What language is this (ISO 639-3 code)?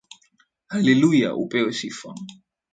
swa